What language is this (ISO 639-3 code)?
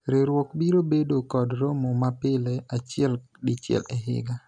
luo